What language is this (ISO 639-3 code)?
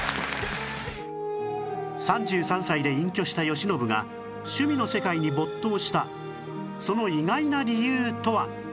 jpn